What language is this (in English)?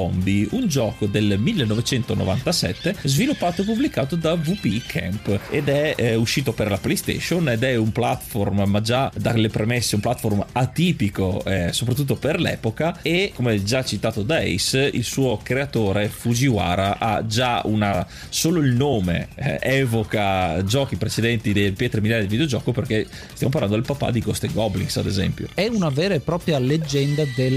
Italian